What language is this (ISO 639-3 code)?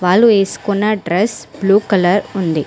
tel